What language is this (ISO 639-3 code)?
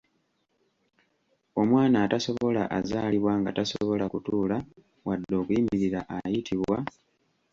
lug